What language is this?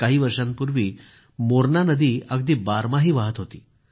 Marathi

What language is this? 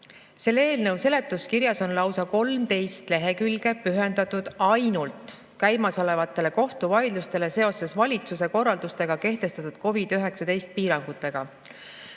Estonian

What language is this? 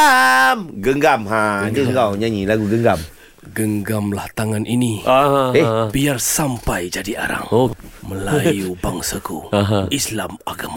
Malay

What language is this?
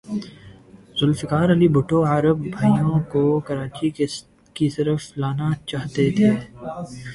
Urdu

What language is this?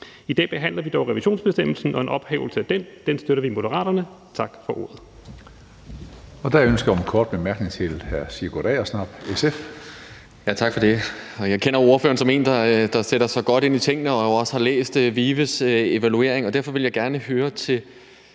Danish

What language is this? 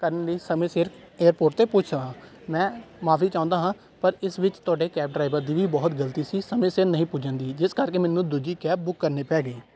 Punjabi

